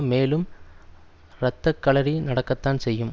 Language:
Tamil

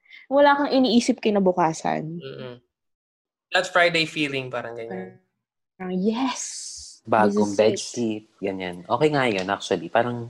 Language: Filipino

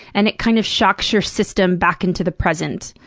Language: English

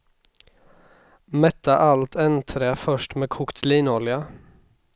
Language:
Swedish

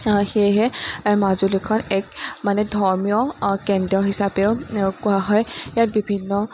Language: Assamese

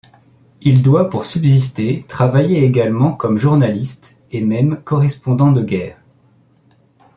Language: French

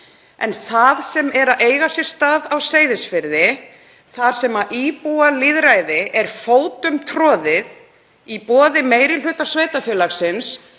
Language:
Icelandic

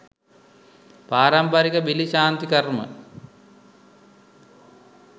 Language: Sinhala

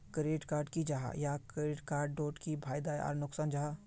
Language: Magahi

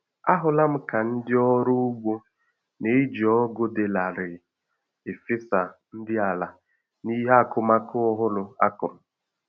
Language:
Igbo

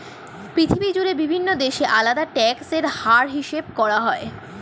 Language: Bangla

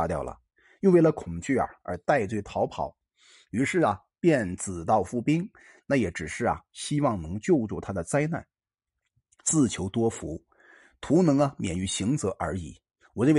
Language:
Chinese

